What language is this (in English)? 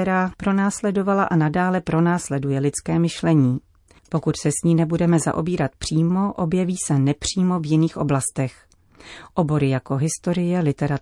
Czech